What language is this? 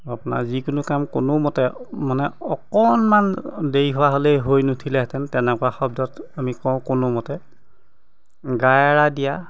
Assamese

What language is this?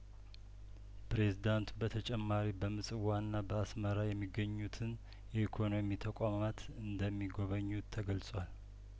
Amharic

